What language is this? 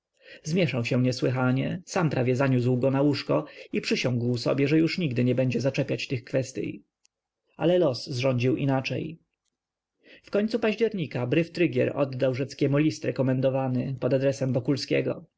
Polish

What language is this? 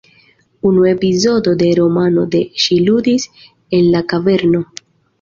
Esperanto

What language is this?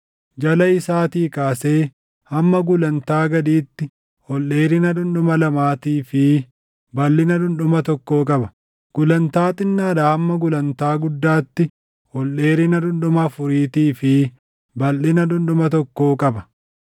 Oromo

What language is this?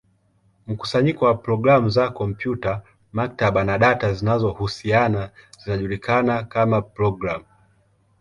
Swahili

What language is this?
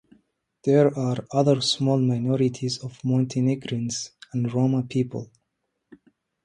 English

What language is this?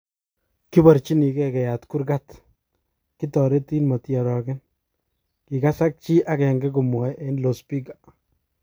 Kalenjin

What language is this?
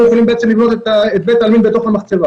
Hebrew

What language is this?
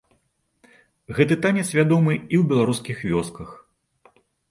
Belarusian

